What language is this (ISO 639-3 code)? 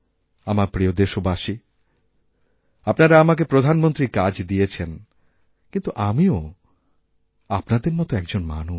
ben